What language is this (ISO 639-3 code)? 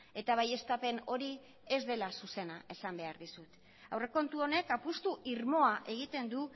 eus